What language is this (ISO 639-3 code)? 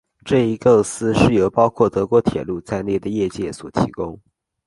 zho